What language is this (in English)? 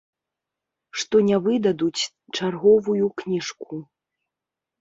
Belarusian